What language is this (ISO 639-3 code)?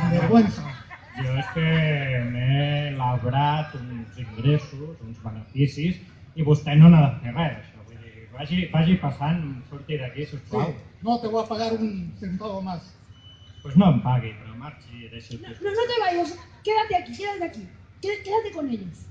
spa